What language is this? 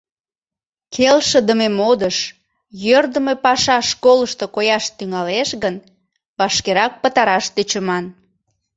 Mari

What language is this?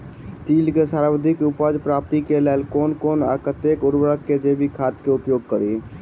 Maithili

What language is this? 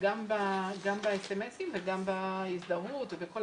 Hebrew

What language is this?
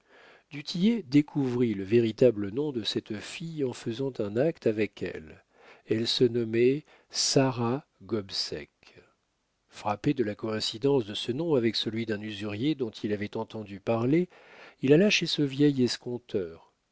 French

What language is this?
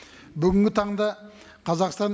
Kazakh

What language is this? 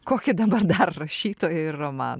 Lithuanian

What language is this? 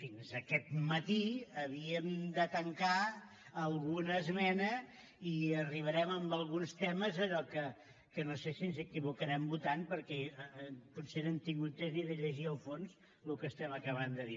Catalan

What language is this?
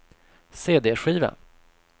Swedish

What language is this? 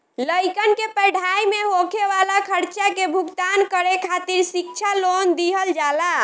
Bhojpuri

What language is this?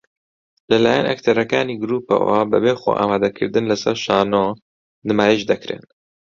Central Kurdish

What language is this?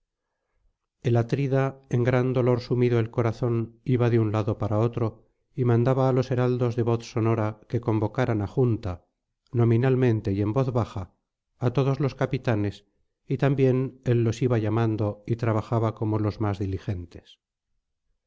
Spanish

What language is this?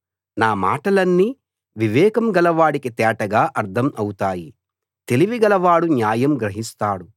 Telugu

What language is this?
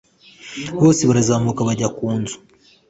Kinyarwanda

